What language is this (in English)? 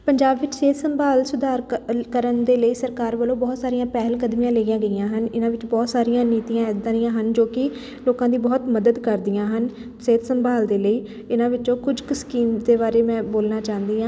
Punjabi